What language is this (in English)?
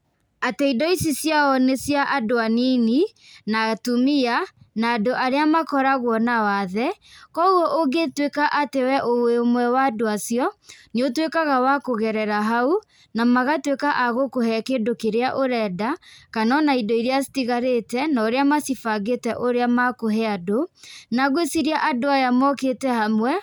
Kikuyu